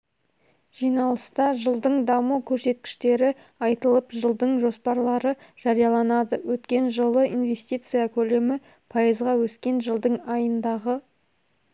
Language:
Kazakh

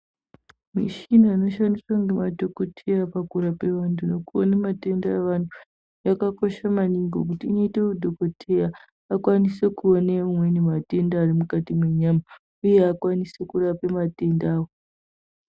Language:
Ndau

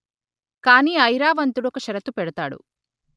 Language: Telugu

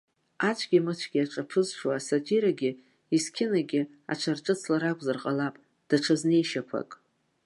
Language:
Abkhazian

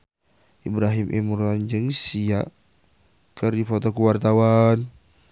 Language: Sundanese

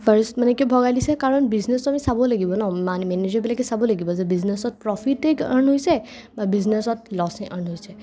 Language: Assamese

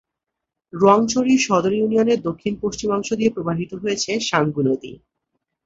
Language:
Bangla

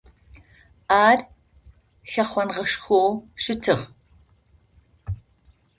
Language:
Adyghe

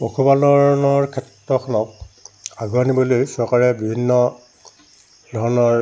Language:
Assamese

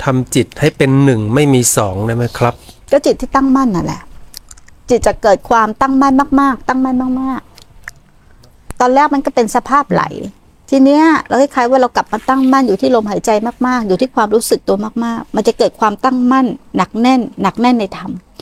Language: Thai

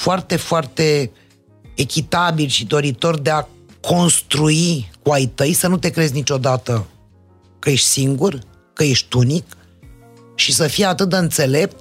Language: Romanian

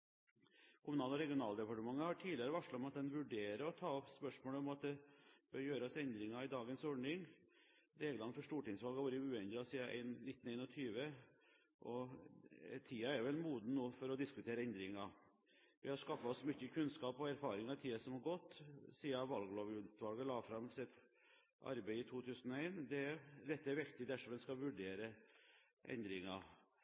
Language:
Norwegian Bokmål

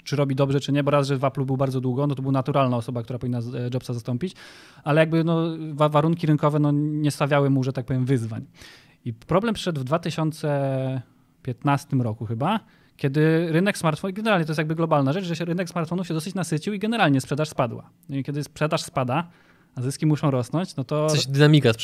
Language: Polish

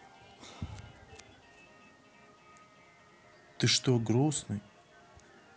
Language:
Russian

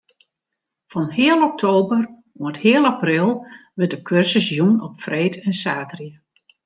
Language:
Western Frisian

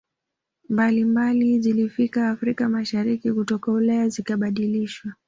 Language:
Swahili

